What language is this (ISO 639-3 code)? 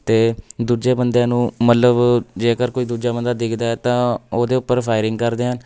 pan